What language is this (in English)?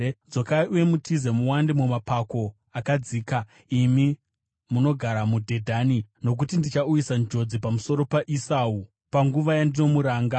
Shona